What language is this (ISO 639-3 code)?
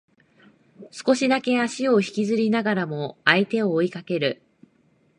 jpn